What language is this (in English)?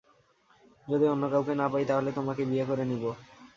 Bangla